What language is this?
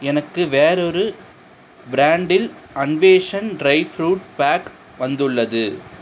Tamil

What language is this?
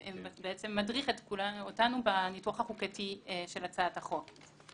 Hebrew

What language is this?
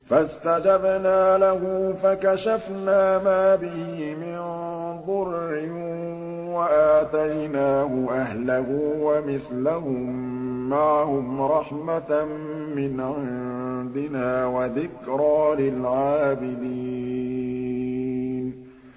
Arabic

